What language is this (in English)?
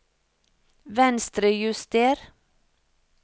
Norwegian